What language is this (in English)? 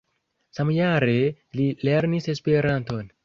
Esperanto